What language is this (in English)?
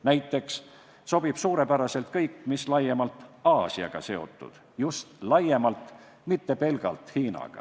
Estonian